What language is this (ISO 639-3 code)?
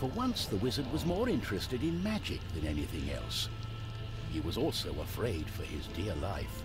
kor